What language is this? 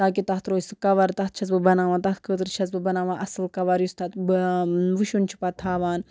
Kashmiri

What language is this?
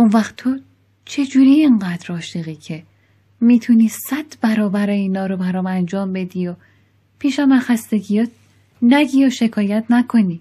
Persian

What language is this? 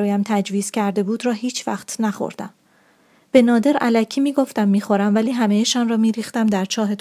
Persian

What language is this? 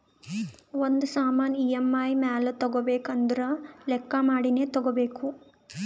Kannada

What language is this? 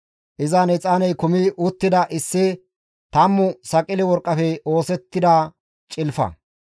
Gamo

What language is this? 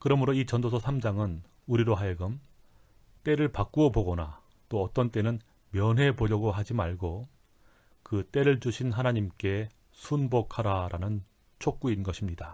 Korean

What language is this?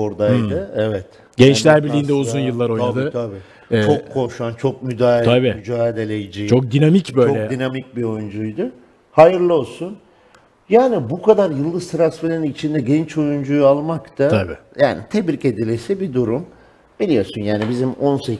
Turkish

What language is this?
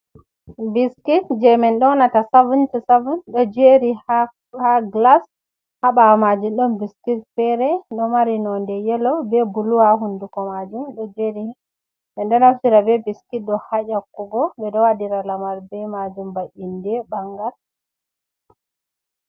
Fula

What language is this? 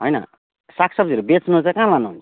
Nepali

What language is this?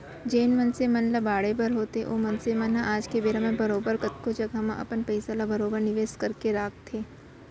Chhattisgarhi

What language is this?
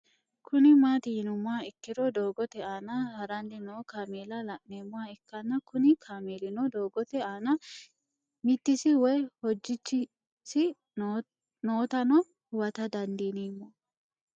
Sidamo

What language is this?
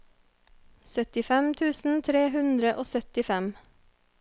Norwegian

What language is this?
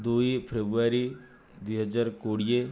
Odia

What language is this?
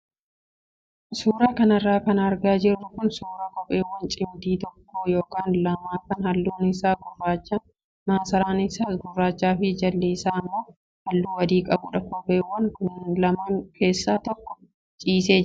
Oromo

